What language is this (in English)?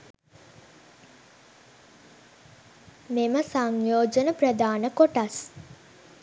Sinhala